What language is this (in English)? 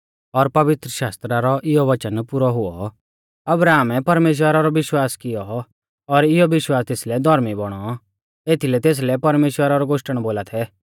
Mahasu Pahari